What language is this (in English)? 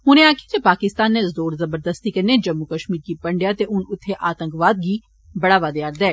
Dogri